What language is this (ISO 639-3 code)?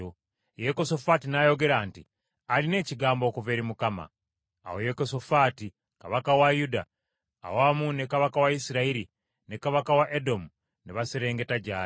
lug